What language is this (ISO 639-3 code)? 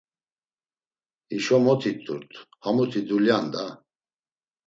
lzz